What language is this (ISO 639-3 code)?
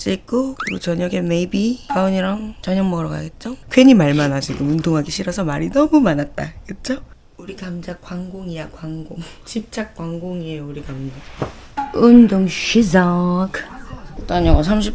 kor